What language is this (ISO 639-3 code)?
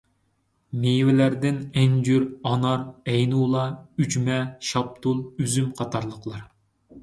uig